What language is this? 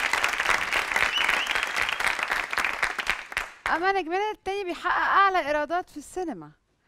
Arabic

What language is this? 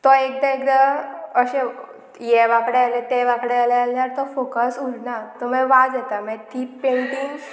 Konkani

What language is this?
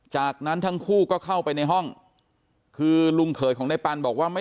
Thai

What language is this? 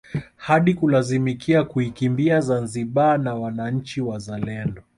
Swahili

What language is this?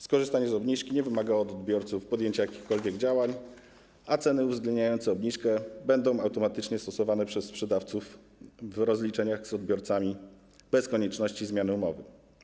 Polish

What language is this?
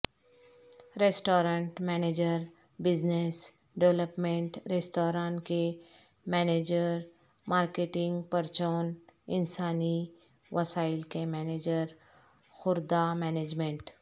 Urdu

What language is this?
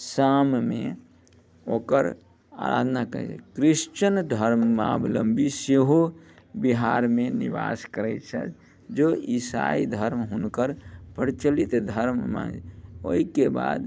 Maithili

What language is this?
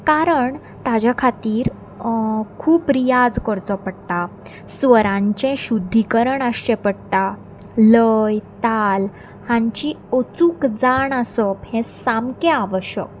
Konkani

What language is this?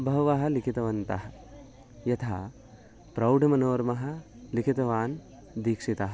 Sanskrit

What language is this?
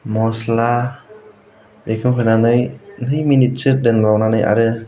Bodo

